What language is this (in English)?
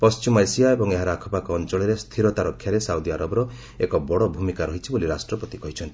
Odia